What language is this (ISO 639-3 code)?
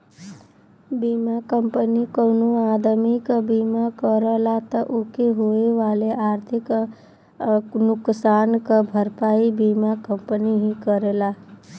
bho